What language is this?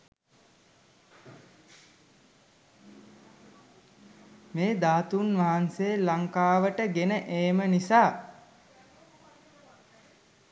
Sinhala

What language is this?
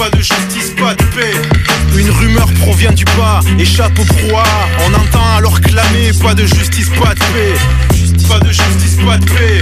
French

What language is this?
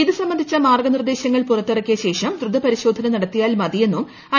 Malayalam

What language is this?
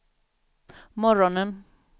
Swedish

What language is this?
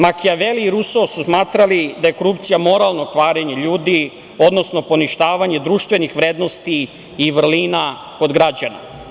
Serbian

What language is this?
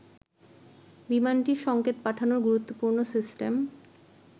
Bangla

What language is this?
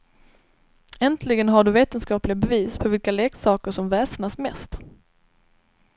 Swedish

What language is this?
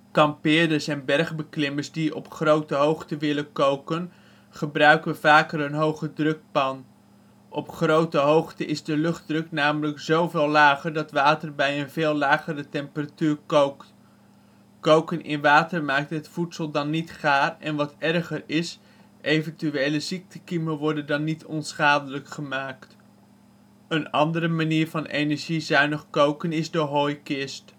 Dutch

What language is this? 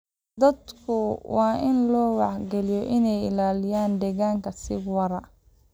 Somali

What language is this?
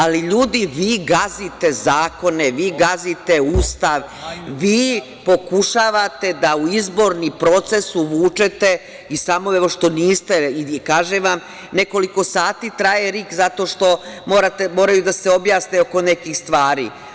Serbian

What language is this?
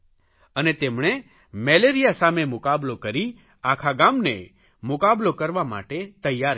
Gujarati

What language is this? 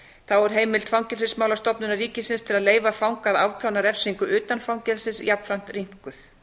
Icelandic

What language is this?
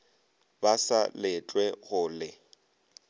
Northern Sotho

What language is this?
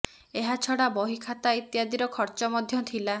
Odia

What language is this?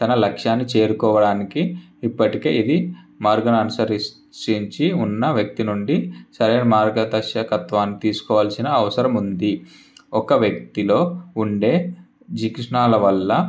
Telugu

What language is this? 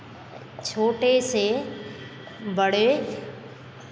Hindi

